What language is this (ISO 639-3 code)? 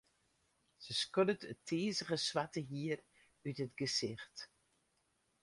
fry